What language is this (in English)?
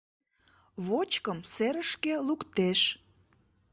Mari